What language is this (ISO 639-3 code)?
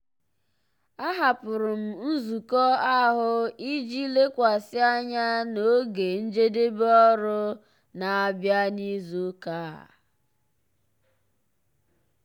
ibo